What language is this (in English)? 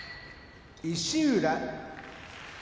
Japanese